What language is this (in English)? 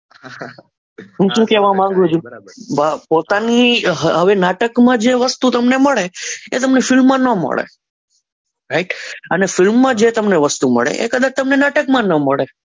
Gujarati